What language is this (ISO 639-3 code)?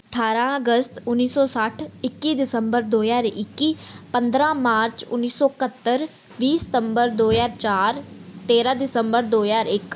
pan